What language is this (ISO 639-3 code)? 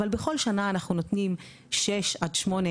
heb